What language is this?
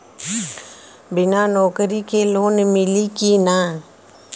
Bhojpuri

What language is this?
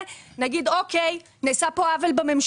Hebrew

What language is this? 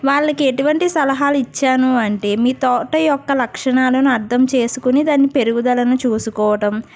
Telugu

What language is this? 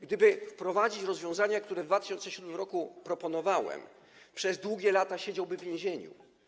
Polish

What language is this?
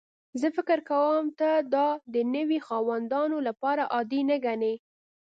Pashto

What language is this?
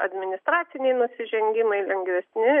Lithuanian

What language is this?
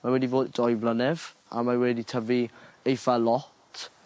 Welsh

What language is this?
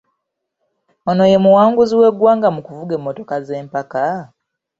Ganda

